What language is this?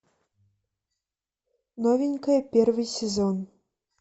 Russian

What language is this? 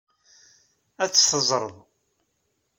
Kabyle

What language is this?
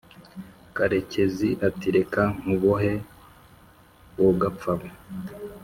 Kinyarwanda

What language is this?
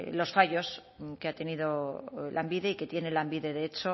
Spanish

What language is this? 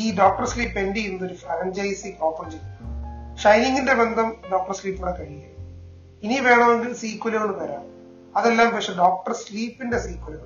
Malayalam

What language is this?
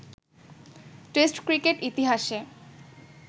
Bangla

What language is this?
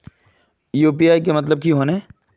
Magahi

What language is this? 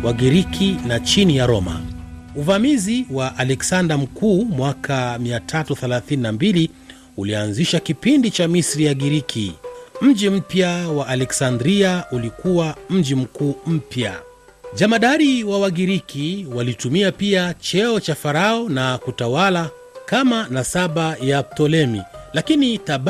Swahili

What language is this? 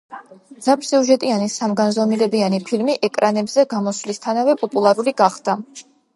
Georgian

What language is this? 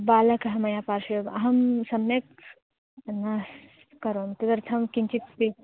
Sanskrit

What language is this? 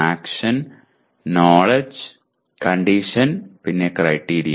Malayalam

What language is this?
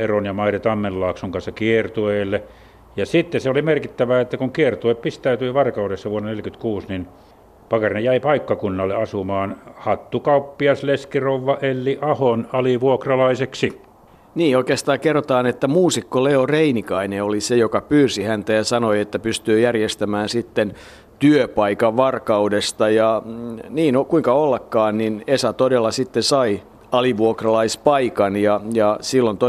Finnish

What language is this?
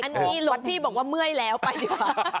Thai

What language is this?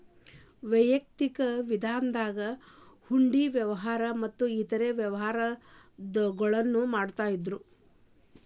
Kannada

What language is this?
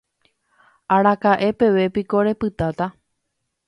Guarani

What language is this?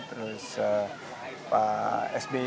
Indonesian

